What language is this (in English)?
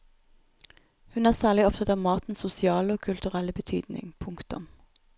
Norwegian